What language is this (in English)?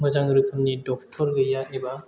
Bodo